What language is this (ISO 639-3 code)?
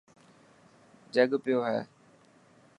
mki